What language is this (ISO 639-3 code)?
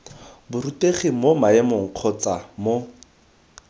tsn